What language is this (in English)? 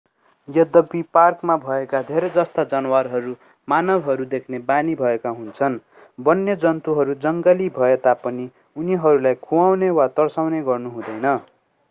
Nepali